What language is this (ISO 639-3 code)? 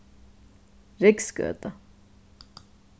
fao